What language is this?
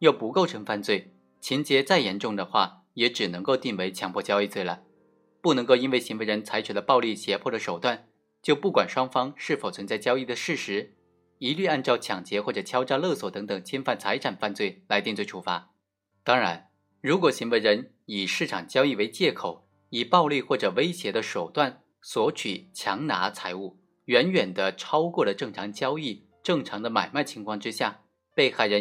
Chinese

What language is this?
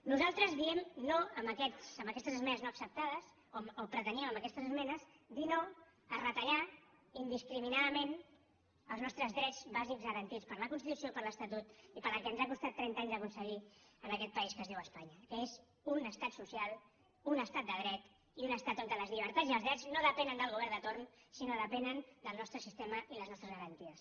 Catalan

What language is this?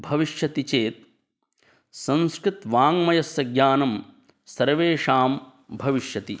Sanskrit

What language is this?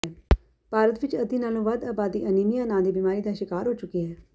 Punjabi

